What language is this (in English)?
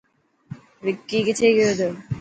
Dhatki